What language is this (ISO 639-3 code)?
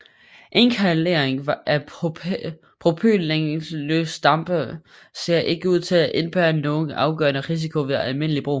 dan